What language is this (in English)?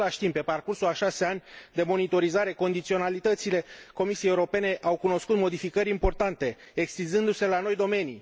Romanian